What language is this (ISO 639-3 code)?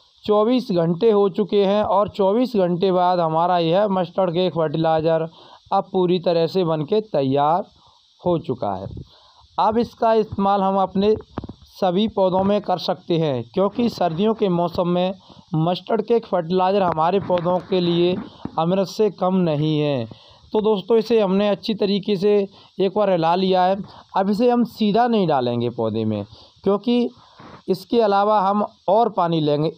hin